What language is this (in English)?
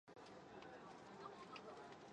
English